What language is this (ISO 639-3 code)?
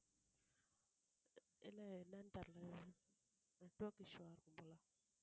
tam